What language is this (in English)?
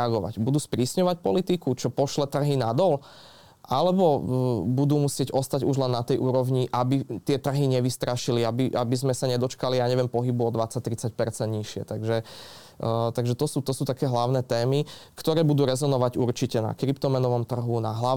Slovak